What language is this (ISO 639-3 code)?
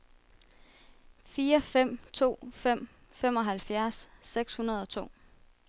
dan